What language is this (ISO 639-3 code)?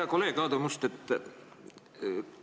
est